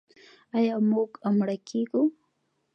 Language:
Pashto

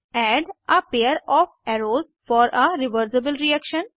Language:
Hindi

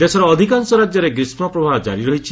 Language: Odia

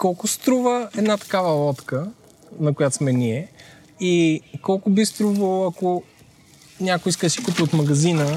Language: Bulgarian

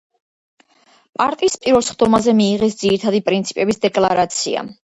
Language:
Georgian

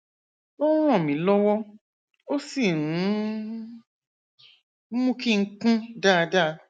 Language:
Yoruba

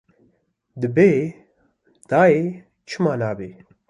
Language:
Kurdish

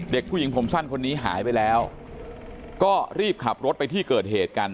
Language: Thai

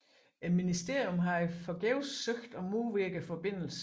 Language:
Danish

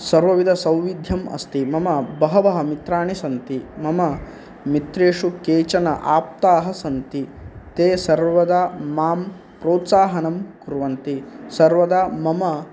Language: Sanskrit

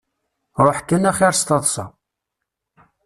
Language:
Kabyle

